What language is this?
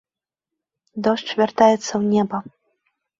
Belarusian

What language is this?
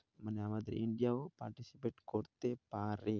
Bangla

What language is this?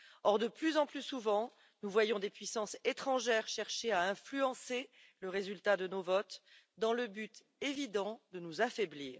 French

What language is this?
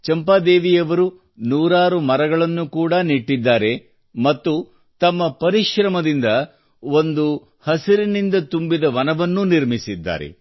Kannada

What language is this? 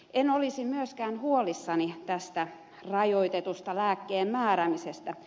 Finnish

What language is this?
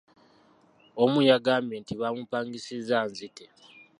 Ganda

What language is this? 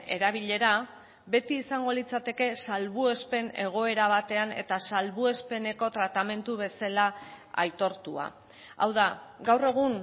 Basque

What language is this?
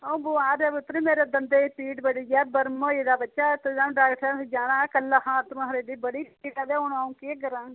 Dogri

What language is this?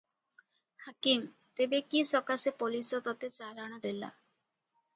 Odia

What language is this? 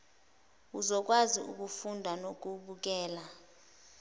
Zulu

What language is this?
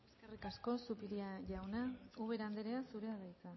Basque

